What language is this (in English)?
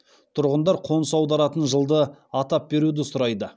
Kazakh